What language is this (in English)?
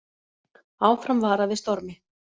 Icelandic